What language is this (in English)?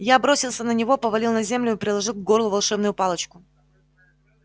Russian